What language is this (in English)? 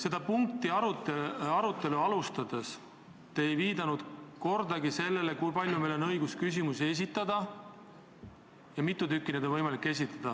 Estonian